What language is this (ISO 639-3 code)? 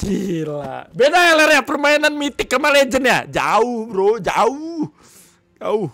ind